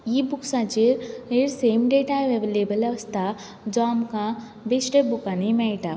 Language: Konkani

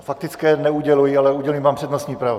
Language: Czech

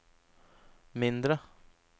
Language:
Norwegian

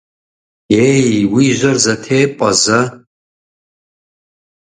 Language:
Kabardian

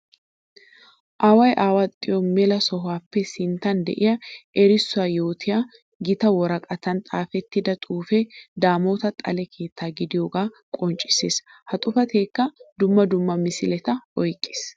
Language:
Wolaytta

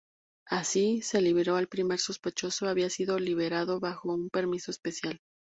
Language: Spanish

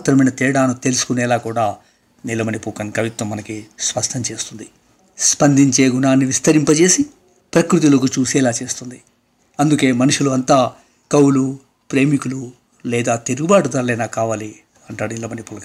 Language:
Telugu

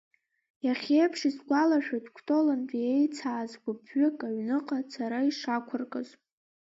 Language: Abkhazian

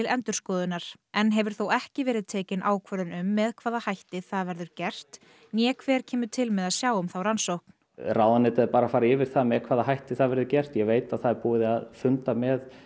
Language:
Icelandic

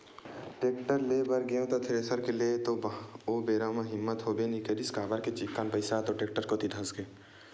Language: Chhattisgarhi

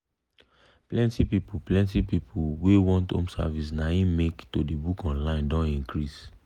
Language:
Nigerian Pidgin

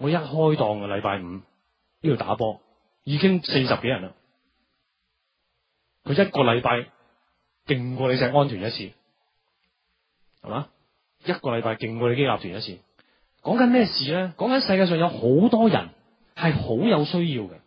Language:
Chinese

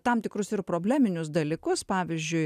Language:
Lithuanian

